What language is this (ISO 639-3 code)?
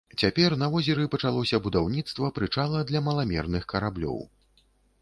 bel